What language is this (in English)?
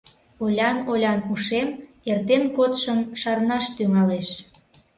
Mari